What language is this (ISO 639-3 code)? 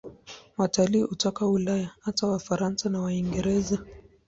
swa